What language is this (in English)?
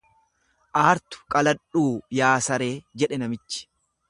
Oromo